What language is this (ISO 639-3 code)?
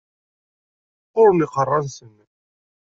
kab